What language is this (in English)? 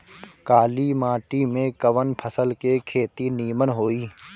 Bhojpuri